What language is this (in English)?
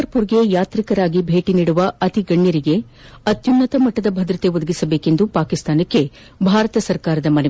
Kannada